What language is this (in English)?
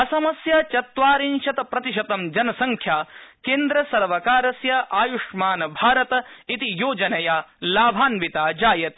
Sanskrit